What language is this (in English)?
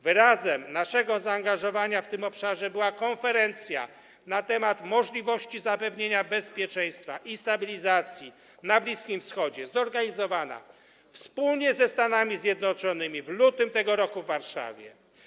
Polish